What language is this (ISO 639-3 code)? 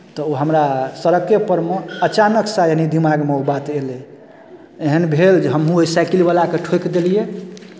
mai